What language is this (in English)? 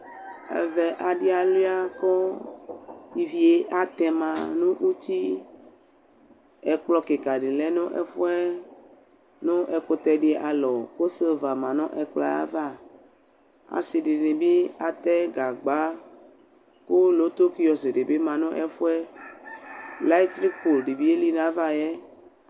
Ikposo